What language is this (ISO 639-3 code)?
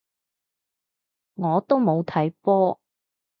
yue